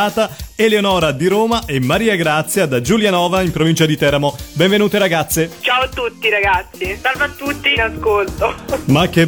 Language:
Italian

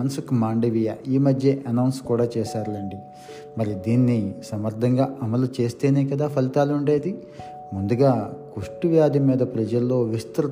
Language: Telugu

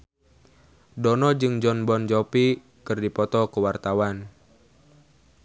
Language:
Sundanese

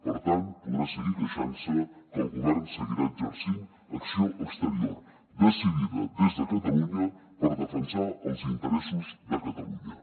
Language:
Catalan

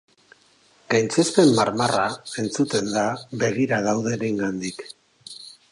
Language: Basque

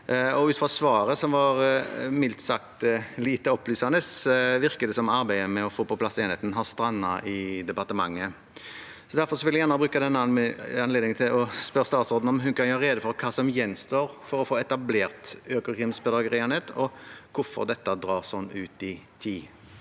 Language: Norwegian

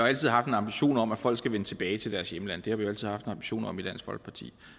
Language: Danish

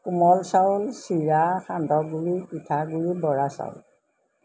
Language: Assamese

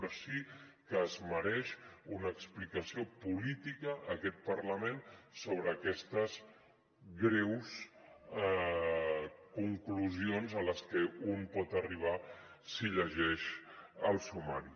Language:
Catalan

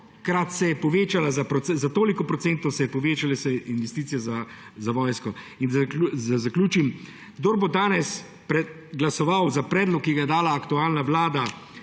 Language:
Slovenian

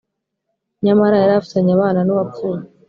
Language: Kinyarwanda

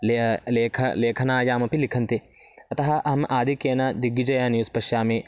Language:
Sanskrit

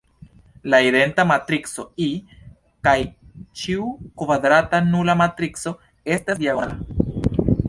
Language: Esperanto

